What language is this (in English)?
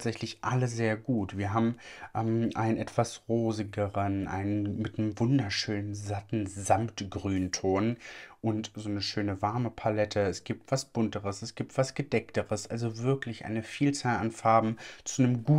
German